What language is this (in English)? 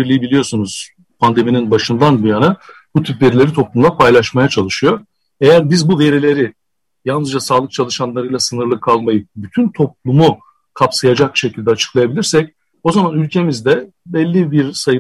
Turkish